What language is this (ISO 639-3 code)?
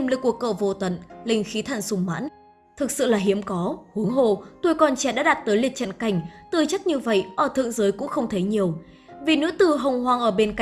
vie